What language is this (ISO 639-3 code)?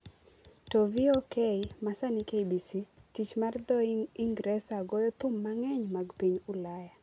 luo